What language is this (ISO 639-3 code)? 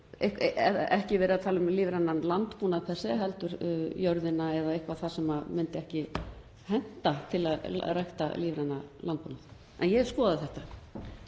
isl